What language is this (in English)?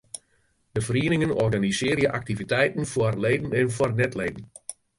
Western Frisian